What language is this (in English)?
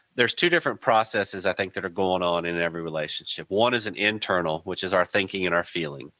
English